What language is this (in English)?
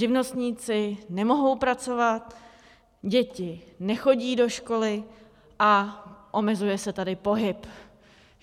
Czech